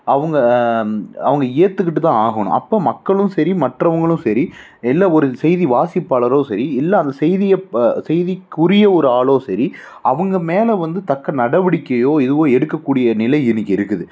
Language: Tamil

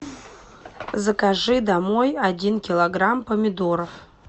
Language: Russian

